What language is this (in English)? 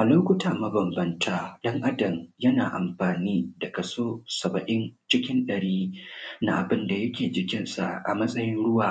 Hausa